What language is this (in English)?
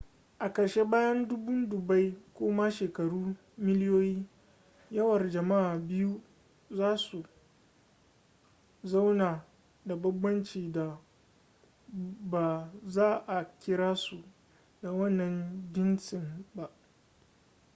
Hausa